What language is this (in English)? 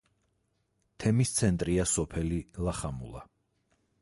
Georgian